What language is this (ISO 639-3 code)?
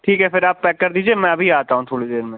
urd